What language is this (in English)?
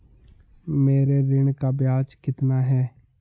Hindi